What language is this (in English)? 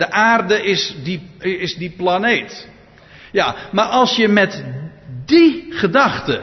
Dutch